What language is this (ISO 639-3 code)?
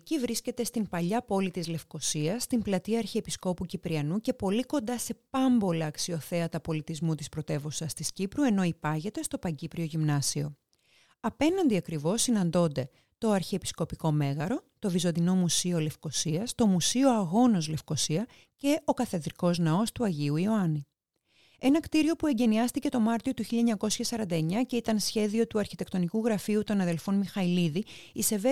ell